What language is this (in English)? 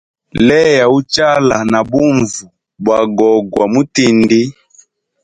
Hemba